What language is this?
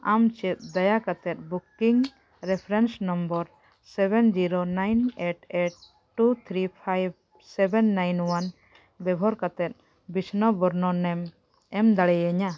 Santali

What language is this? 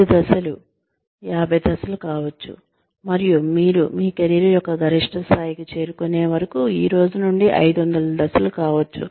Telugu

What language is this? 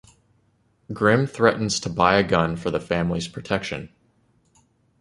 English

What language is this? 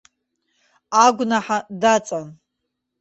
Abkhazian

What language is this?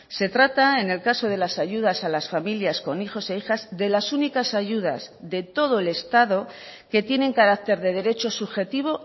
Spanish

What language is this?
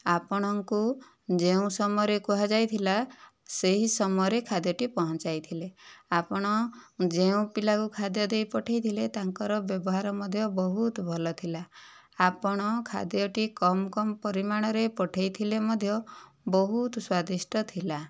Odia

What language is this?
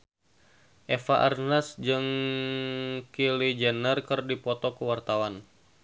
Sundanese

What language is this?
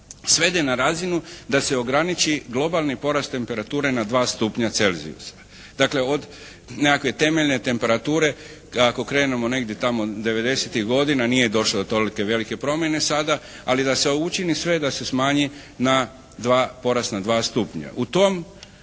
Croatian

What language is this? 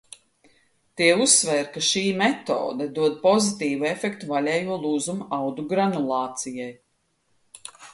Latvian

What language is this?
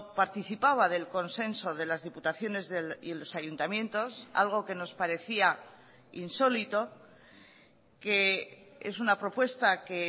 Spanish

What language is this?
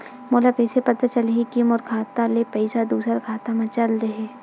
Chhattisgarhi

